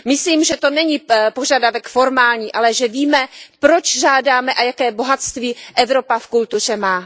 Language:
Czech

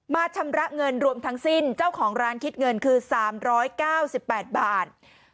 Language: Thai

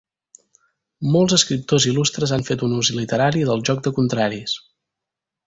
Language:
Catalan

